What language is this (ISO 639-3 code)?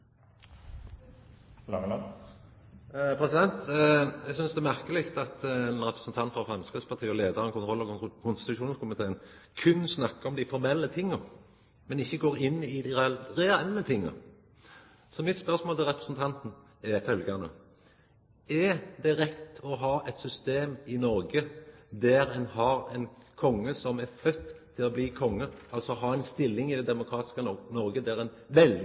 nno